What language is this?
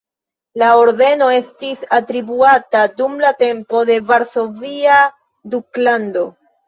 Esperanto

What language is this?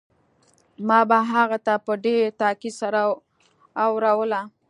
Pashto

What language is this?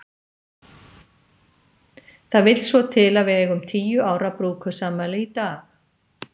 Icelandic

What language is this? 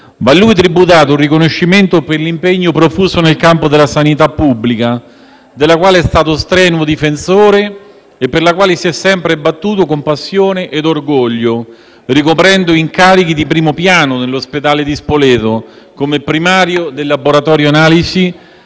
Italian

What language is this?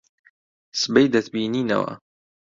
Central Kurdish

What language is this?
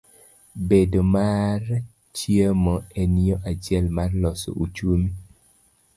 Luo (Kenya and Tanzania)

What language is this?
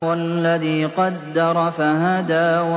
Arabic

